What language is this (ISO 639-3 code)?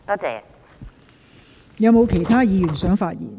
yue